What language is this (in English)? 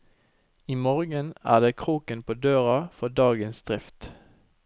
Norwegian